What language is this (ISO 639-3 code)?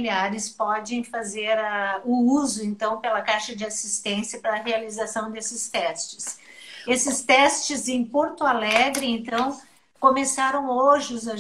por